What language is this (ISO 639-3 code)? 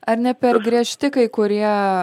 lit